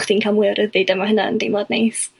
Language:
Welsh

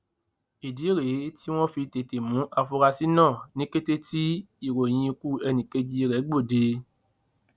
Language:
Yoruba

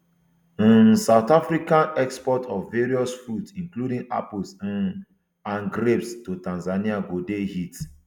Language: Nigerian Pidgin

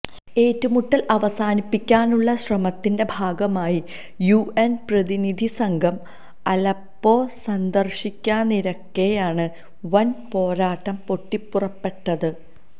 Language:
Malayalam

